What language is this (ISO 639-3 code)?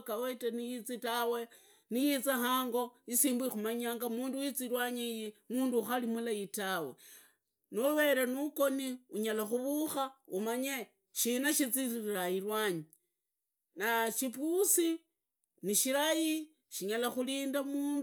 ida